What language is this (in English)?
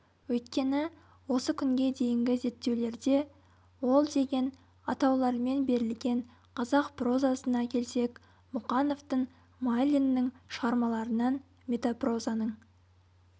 Kazakh